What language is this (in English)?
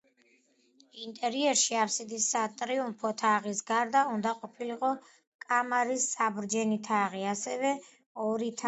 Georgian